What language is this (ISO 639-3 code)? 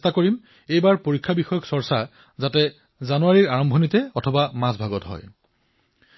asm